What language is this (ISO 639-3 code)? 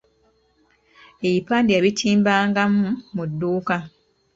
lug